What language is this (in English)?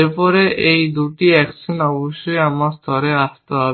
Bangla